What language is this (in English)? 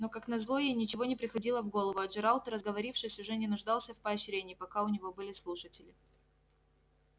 Russian